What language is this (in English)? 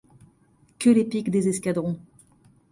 French